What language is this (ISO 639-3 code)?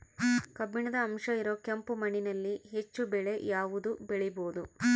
kan